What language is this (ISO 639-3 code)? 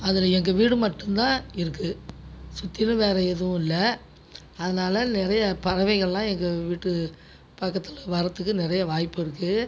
tam